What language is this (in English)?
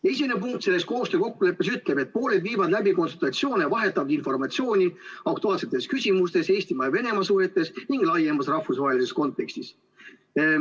Estonian